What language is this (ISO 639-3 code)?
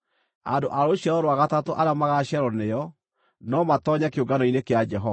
kik